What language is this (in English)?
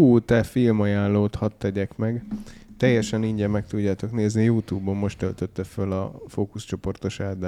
Hungarian